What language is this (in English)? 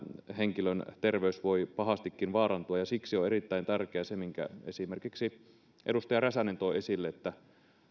Finnish